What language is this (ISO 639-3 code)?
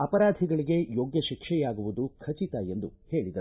kan